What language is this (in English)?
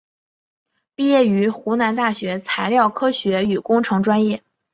Chinese